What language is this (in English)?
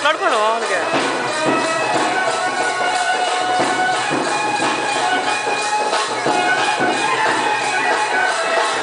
Telugu